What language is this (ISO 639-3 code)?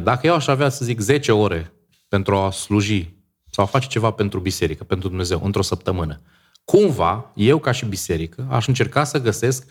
ron